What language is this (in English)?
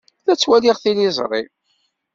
Kabyle